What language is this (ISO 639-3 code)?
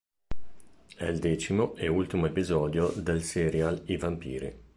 ita